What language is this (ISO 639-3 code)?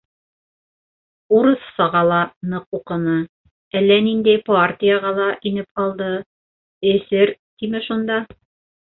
bak